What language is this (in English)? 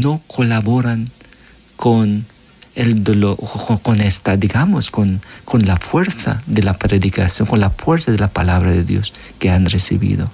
Spanish